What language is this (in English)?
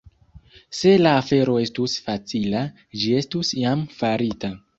Esperanto